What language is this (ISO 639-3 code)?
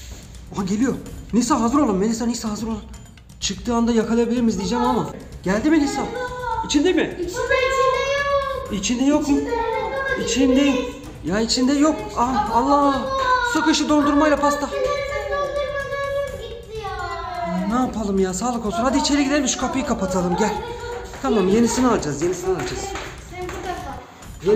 tur